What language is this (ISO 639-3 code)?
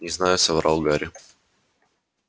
rus